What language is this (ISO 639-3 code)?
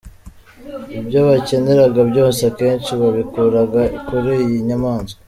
kin